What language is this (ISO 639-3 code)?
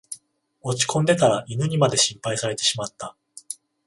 jpn